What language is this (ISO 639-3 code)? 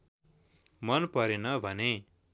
nep